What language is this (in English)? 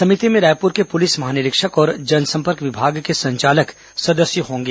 Hindi